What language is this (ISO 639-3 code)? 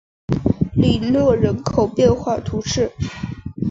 zho